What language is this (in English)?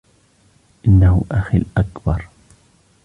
Arabic